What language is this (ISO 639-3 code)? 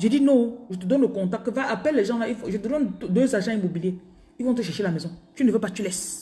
fra